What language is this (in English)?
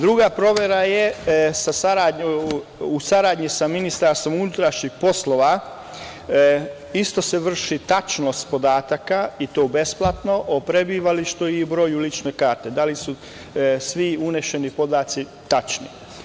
Serbian